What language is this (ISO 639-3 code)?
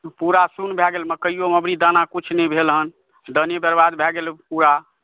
mai